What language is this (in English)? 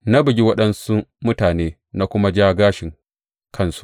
Hausa